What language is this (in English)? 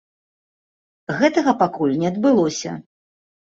Belarusian